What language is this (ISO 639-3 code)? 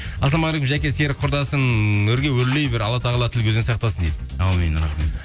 kaz